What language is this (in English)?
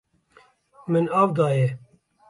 Kurdish